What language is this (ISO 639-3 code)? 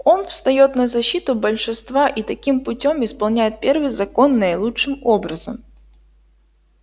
rus